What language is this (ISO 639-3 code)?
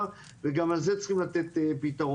heb